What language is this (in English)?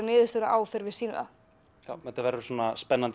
Icelandic